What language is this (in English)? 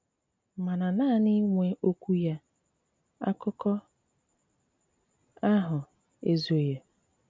Igbo